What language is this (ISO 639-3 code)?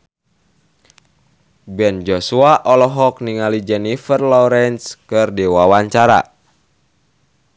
sun